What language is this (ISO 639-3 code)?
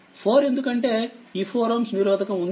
tel